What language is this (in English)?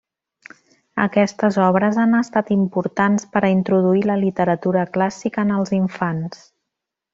Catalan